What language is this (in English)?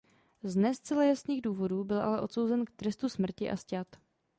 Czech